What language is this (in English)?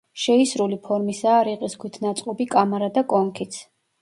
Georgian